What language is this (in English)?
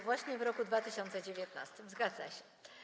Polish